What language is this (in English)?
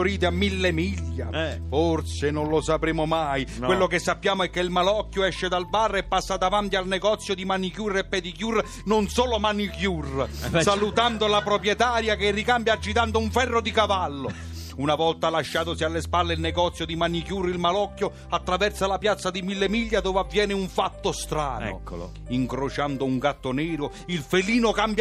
Italian